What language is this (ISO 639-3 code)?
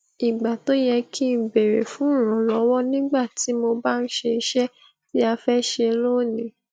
yor